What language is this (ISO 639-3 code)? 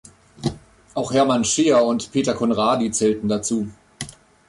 deu